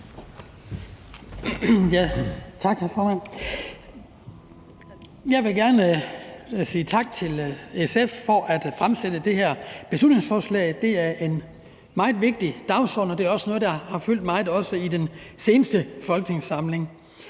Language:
Danish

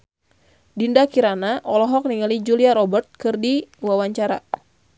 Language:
Sundanese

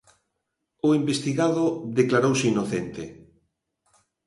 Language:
Galician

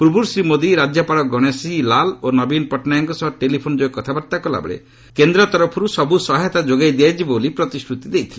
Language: Odia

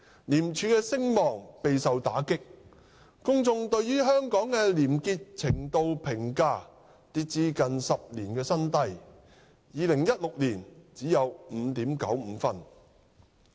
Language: Cantonese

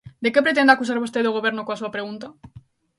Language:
Galician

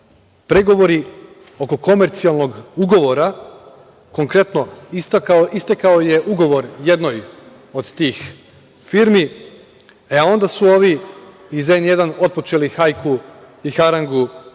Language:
Serbian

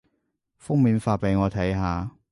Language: Cantonese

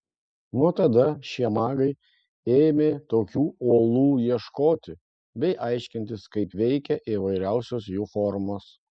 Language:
Lithuanian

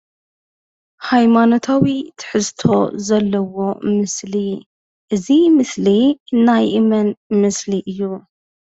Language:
Tigrinya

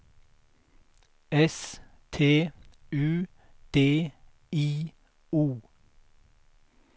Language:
Swedish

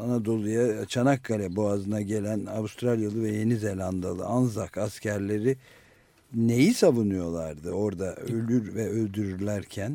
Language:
Turkish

